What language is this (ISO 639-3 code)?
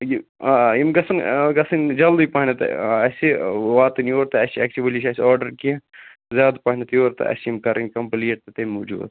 kas